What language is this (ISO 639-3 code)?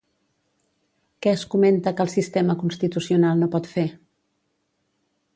cat